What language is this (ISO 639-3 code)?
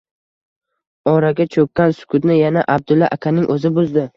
uzb